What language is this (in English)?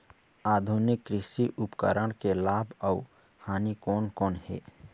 Chhattisgarhi